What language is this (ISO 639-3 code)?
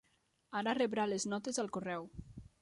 cat